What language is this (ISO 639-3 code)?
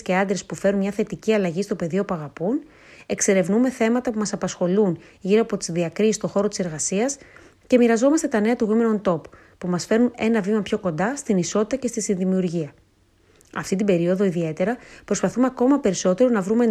ell